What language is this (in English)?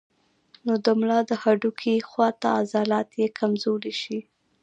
Pashto